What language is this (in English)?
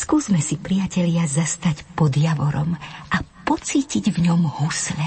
Slovak